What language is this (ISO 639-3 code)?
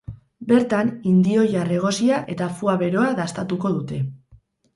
eus